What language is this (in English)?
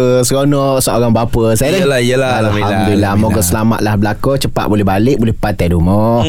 Malay